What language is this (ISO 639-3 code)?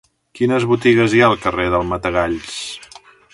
cat